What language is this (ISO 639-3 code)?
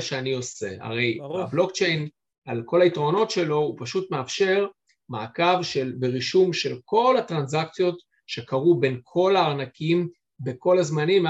heb